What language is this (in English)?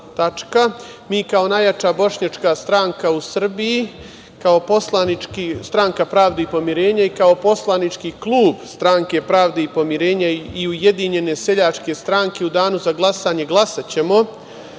Serbian